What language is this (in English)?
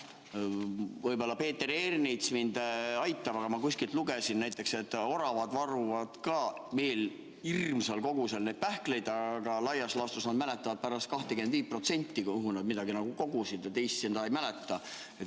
Estonian